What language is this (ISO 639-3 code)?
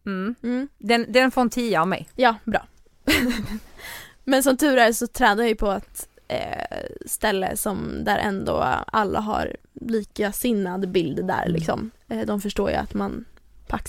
swe